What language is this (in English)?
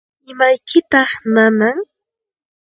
Santa Ana de Tusi Pasco Quechua